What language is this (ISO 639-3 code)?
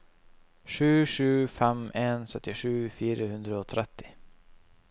nor